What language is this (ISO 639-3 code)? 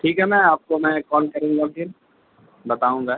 urd